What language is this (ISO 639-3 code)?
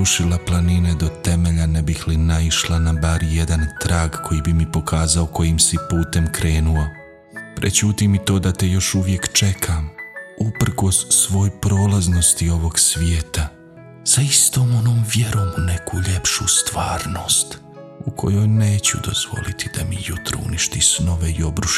hrv